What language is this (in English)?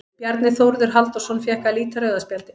Icelandic